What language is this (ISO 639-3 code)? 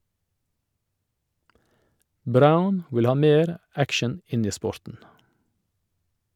nor